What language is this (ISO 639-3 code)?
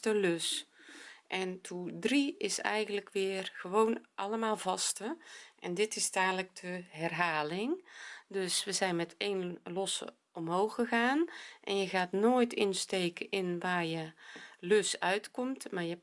nld